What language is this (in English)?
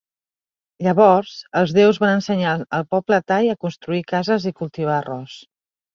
Catalan